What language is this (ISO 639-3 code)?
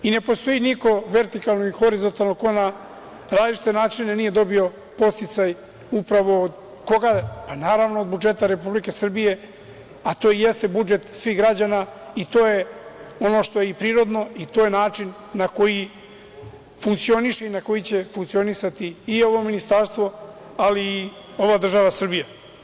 srp